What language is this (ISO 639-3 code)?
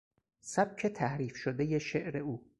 fas